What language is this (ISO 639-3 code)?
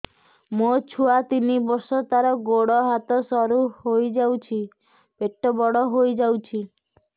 ori